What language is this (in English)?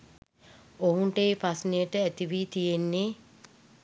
Sinhala